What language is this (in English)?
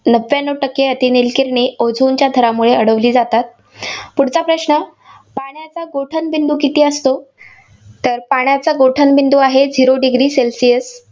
Marathi